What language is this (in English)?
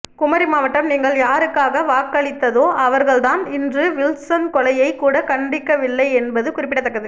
Tamil